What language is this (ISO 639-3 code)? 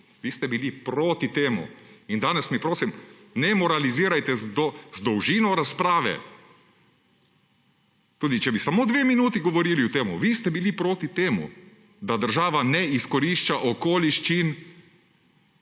slv